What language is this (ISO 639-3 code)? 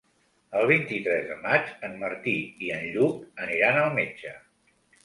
cat